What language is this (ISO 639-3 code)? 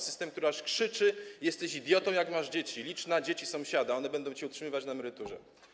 pol